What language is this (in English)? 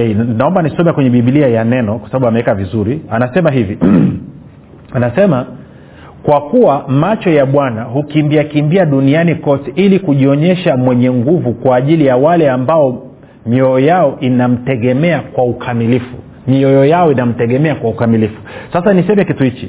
Swahili